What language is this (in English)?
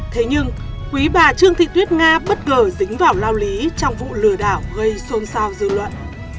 Vietnamese